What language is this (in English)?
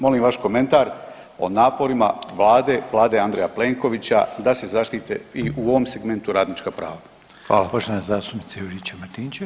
Croatian